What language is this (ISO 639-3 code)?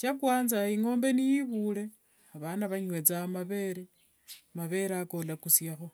lwg